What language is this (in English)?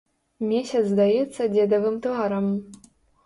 Belarusian